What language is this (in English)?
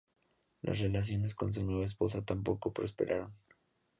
Spanish